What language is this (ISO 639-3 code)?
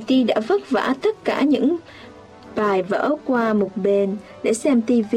vie